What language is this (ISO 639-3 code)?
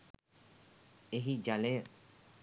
sin